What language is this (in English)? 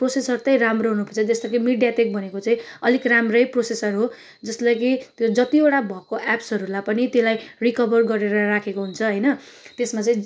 Nepali